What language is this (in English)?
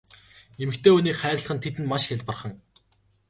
Mongolian